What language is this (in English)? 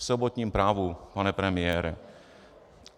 Czech